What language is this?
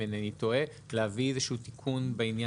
Hebrew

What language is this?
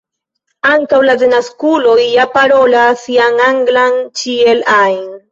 Esperanto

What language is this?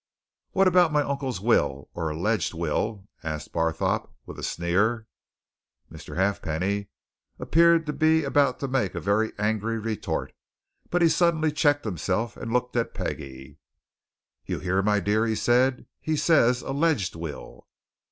English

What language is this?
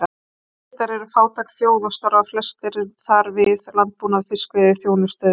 Icelandic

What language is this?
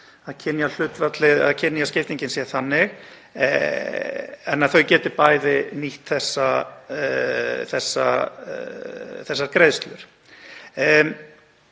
Icelandic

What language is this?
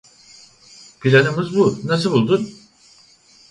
Turkish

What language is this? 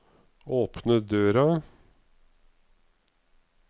Norwegian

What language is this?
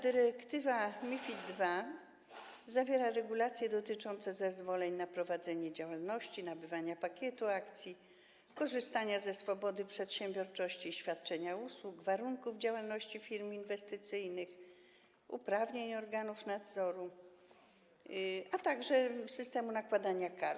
Polish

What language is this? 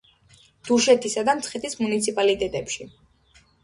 Georgian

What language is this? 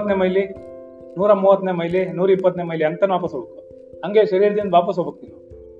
Kannada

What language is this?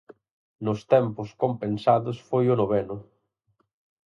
Galician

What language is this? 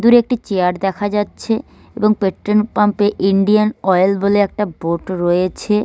Bangla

